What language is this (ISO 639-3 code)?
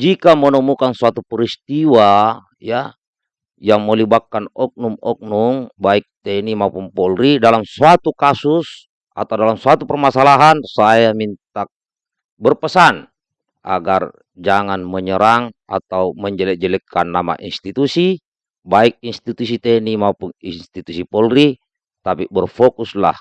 ind